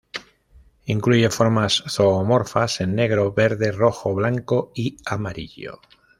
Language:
Spanish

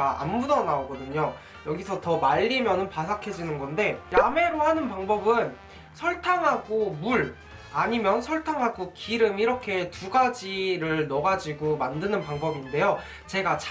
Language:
Korean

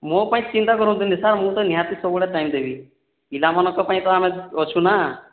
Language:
Odia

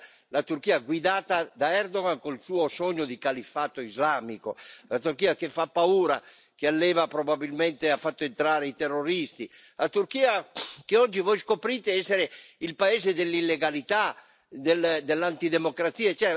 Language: Italian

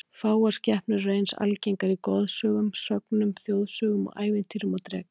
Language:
Icelandic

